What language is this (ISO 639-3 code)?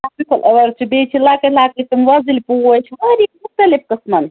kas